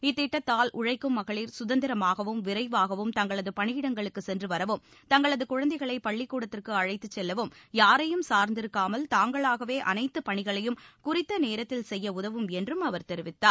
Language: Tamil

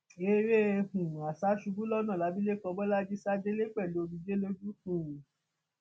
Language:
Yoruba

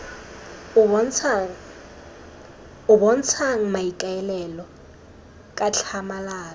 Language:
Tswana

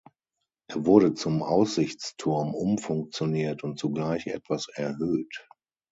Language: German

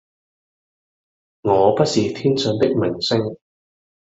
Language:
Cantonese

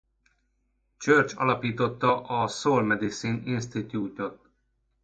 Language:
Hungarian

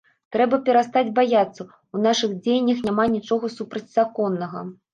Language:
Belarusian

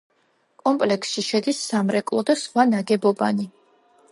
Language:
Georgian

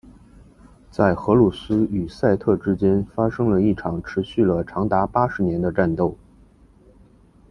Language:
Chinese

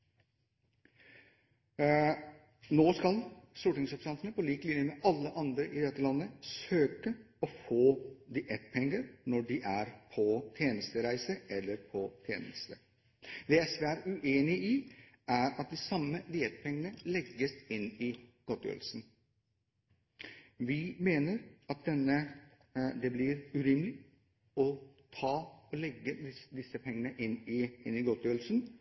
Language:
Norwegian Bokmål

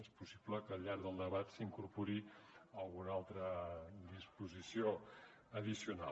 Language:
Catalan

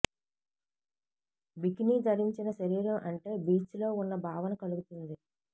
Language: Telugu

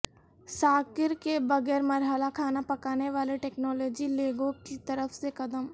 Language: Urdu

